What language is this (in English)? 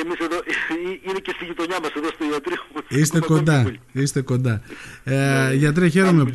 Greek